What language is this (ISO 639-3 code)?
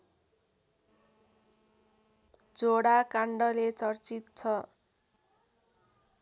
nep